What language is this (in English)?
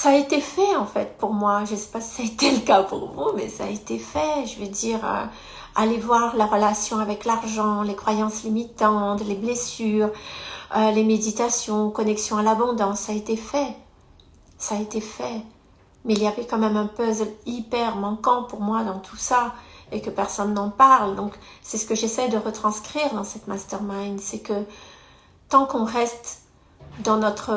French